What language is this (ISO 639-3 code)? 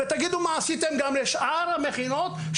heb